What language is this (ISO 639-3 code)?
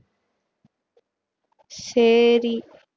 tam